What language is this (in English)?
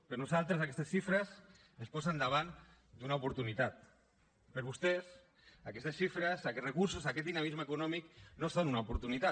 Catalan